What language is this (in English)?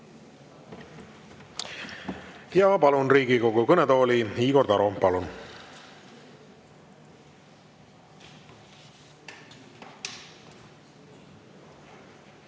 Estonian